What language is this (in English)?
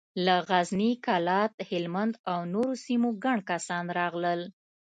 Pashto